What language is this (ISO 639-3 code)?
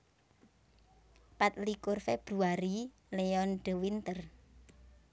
jav